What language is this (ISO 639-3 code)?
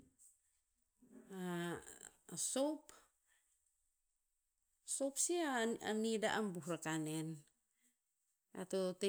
tpz